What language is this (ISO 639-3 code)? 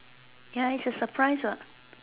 eng